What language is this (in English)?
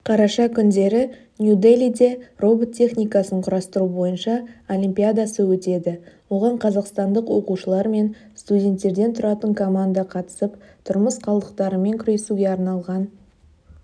Kazakh